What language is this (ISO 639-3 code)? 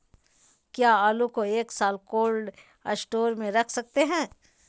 mag